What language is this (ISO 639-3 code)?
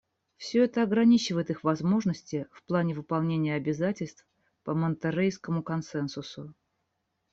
rus